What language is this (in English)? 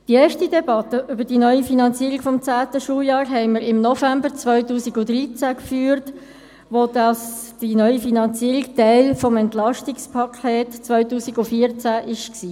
Swiss German